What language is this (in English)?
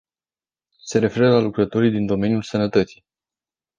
Romanian